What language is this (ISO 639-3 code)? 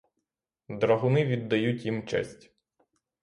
ukr